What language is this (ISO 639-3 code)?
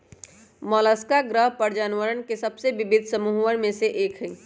mag